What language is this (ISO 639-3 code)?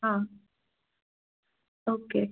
tam